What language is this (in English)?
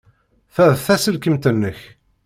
Kabyle